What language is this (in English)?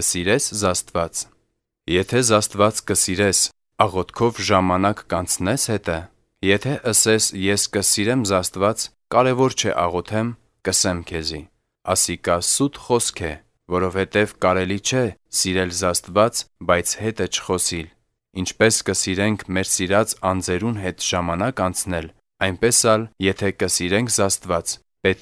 Latvian